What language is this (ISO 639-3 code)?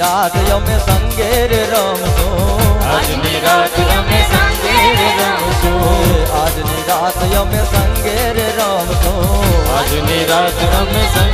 hin